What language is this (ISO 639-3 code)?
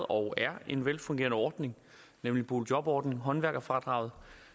dan